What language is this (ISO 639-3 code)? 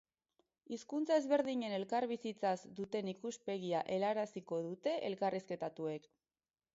eus